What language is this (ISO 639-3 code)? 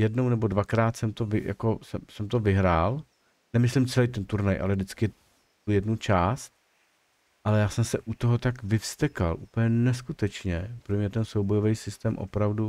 ces